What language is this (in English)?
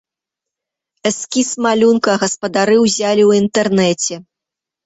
Belarusian